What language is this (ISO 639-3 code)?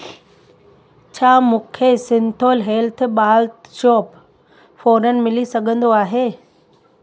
snd